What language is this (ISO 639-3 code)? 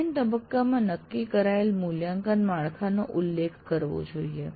guj